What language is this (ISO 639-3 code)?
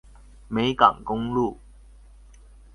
zho